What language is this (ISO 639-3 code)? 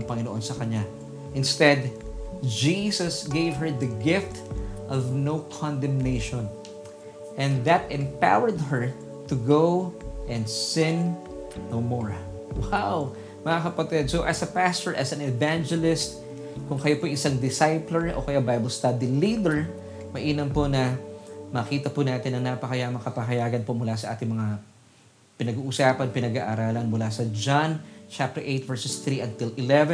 fil